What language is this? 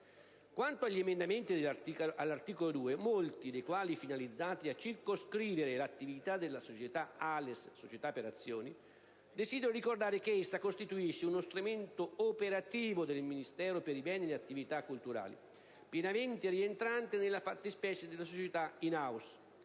Italian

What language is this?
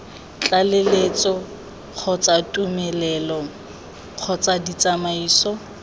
Tswana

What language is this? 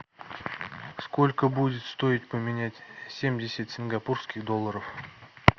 Russian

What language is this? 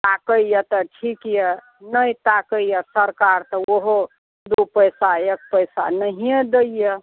Maithili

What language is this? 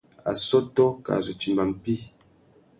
Tuki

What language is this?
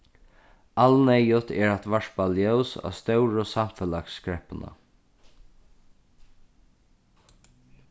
Faroese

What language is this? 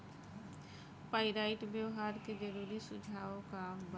Bhojpuri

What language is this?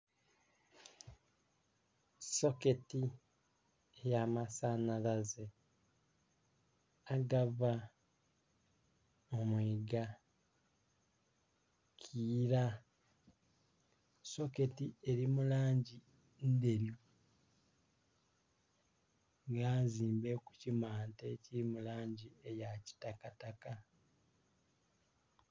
Soga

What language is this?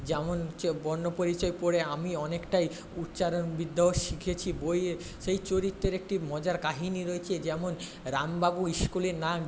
Bangla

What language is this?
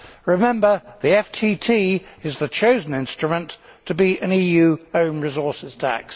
English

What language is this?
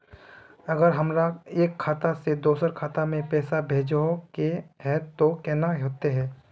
Magahi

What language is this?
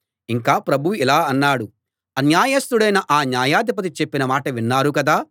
Telugu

